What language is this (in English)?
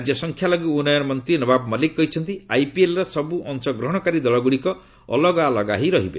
Odia